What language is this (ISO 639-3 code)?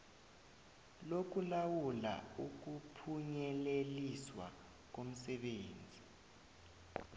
nbl